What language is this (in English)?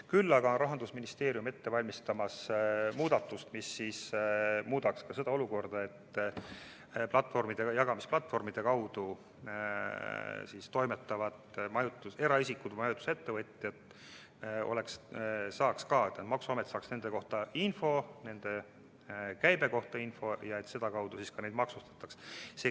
Estonian